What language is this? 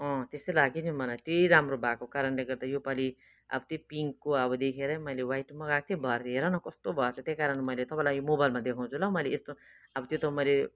Nepali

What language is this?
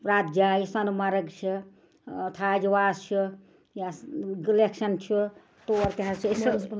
Kashmiri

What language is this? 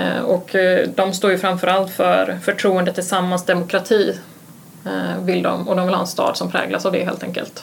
Swedish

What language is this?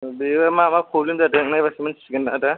Bodo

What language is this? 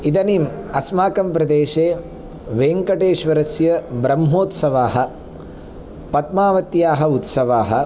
Sanskrit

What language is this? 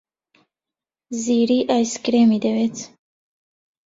Central Kurdish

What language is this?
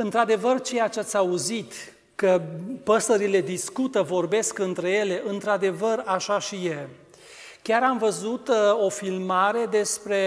Romanian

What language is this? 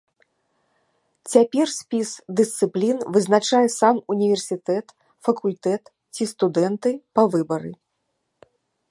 Belarusian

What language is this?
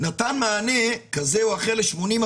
Hebrew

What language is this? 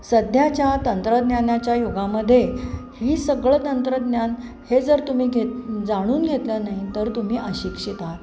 Marathi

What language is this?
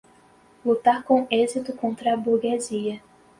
Portuguese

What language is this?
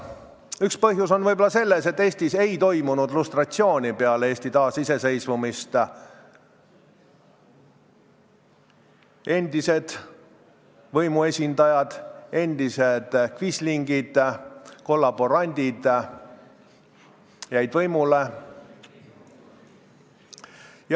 Estonian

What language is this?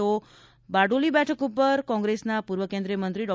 Gujarati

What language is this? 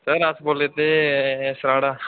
Dogri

